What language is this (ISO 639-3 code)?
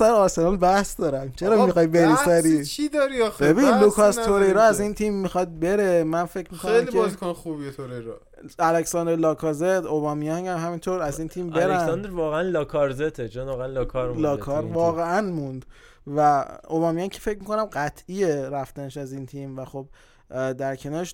fas